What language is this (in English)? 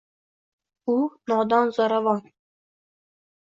Uzbek